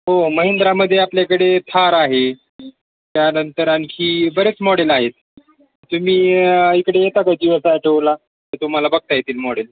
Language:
Marathi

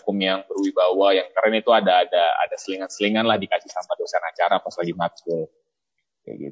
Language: Indonesian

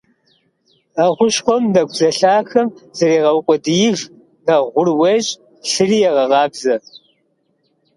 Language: Kabardian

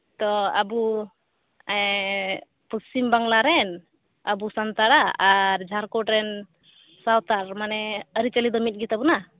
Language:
Santali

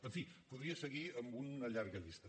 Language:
Catalan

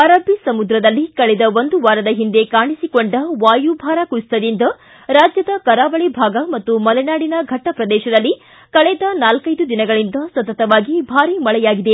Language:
Kannada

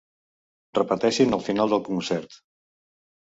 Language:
Catalan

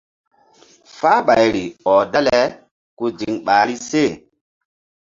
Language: Mbum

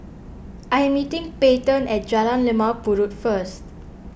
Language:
English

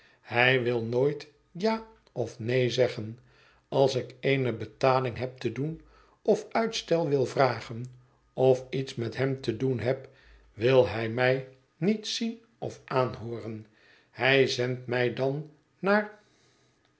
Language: Dutch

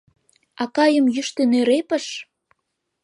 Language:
Mari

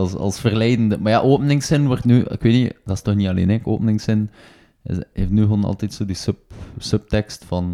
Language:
Dutch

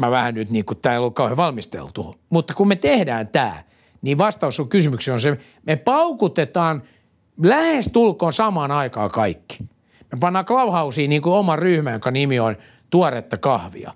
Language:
Finnish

